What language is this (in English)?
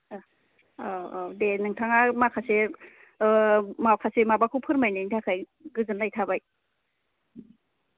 Bodo